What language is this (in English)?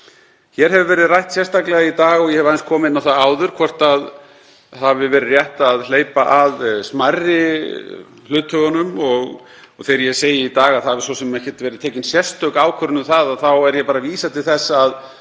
Icelandic